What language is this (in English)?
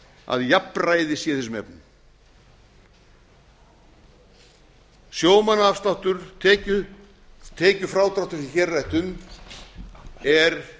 Icelandic